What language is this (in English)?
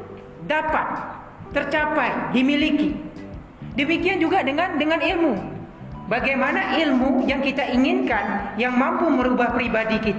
Indonesian